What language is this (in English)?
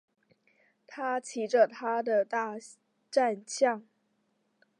Chinese